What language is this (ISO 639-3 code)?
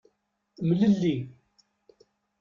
kab